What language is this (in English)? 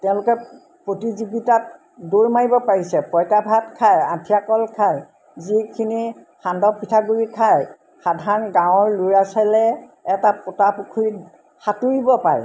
Assamese